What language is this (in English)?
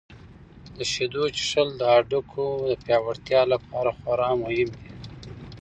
Pashto